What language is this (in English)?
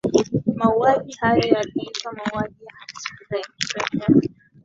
Swahili